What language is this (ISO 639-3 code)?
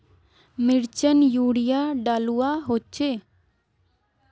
mag